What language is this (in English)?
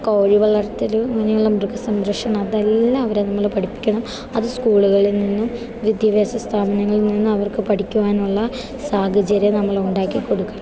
Malayalam